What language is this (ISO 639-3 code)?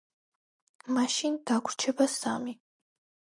kat